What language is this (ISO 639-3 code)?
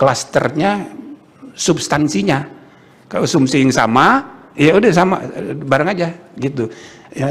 ind